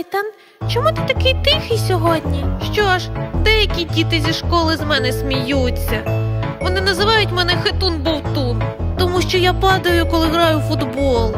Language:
Ukrainian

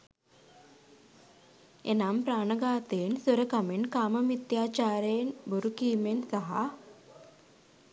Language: Sinhala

